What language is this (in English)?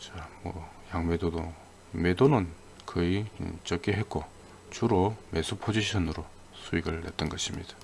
Korean